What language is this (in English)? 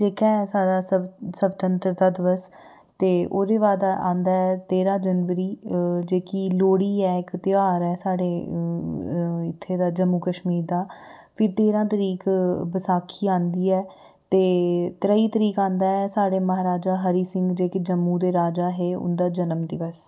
Dogri